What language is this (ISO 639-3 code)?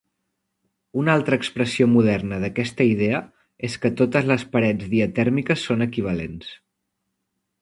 cat